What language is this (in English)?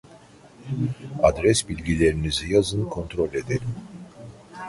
Turkish